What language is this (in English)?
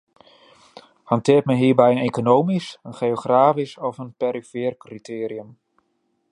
Dutch